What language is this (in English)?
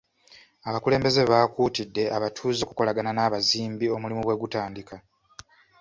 Ganda